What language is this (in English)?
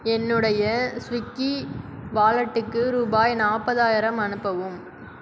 Tamil